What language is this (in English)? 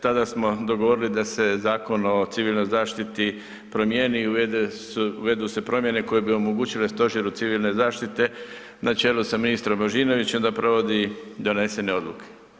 Croatian